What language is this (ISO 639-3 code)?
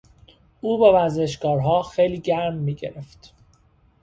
fas